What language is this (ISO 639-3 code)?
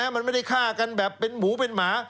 tha